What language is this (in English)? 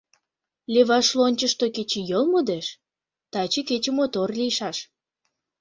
Mari